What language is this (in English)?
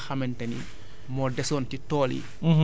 Wolof